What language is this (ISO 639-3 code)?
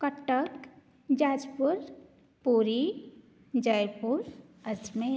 san